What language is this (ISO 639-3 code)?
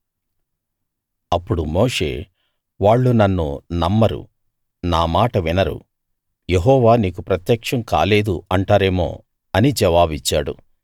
tel